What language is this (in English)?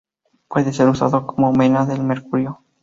Spanish